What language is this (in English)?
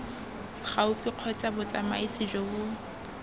Tswana